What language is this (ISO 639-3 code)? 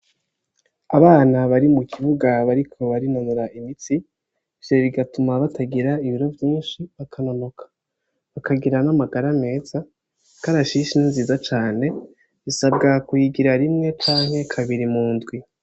run